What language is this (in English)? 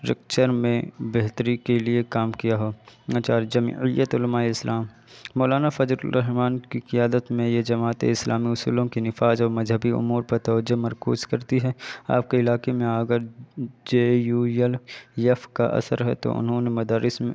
Urdu